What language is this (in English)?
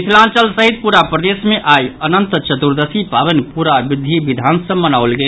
Maithili